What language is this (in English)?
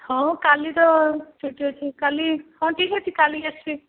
Odia